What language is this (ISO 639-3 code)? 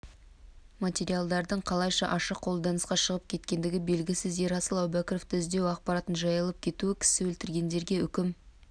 kaz